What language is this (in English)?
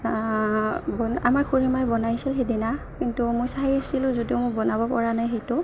Assamese